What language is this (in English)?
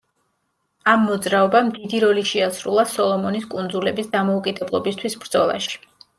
Georgian